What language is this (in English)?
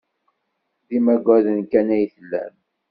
Kabyle